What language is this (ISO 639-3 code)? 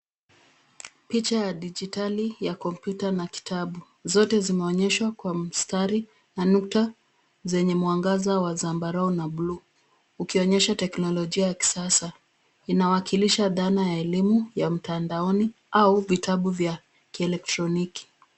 swa